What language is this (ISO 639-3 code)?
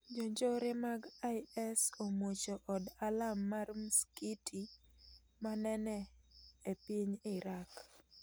luo